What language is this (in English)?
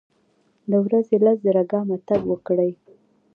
Pashto